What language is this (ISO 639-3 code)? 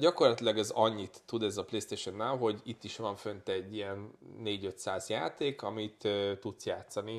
hun